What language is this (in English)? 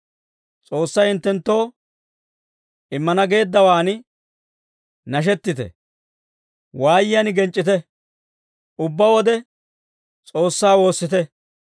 Dawro